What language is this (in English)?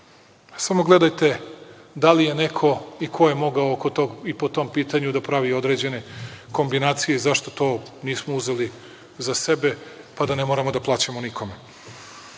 Serbian